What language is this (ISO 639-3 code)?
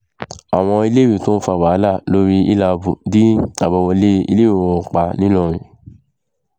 yor